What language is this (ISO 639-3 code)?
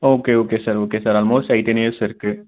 tam